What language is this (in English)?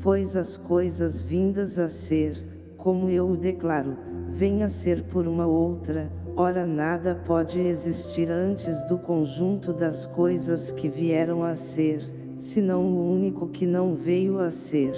Portuguese